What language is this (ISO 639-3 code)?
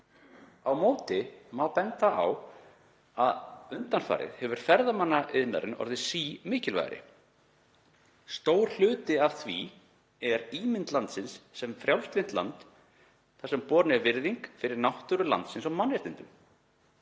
isl